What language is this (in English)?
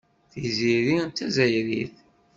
Kabyle